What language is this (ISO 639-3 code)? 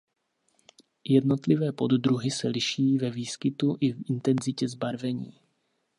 ces